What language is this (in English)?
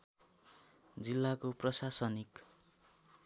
Nepali